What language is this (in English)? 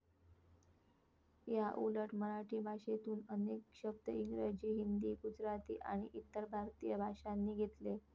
Marathi